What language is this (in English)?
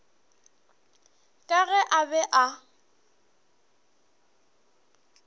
Northern Sotho